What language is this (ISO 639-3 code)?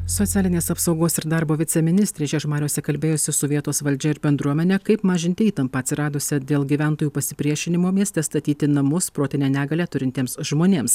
lit